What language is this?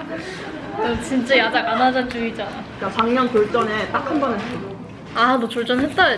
Korean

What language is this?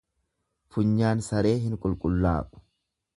Oromo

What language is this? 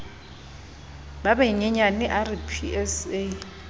Southern Sotho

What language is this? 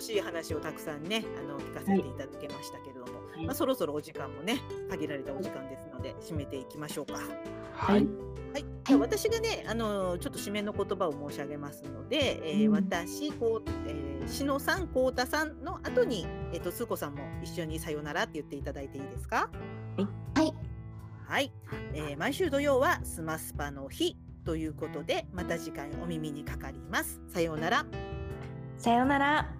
Japanese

